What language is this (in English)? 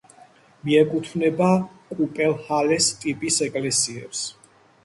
Georgian